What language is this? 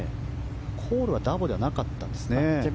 Japanese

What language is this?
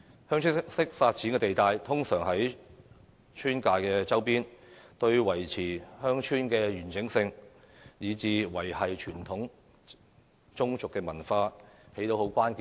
Cantonese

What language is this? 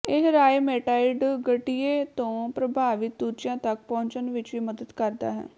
Punjabi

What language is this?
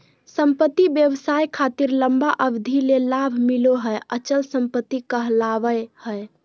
Magahi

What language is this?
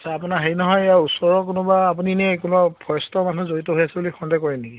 Assamese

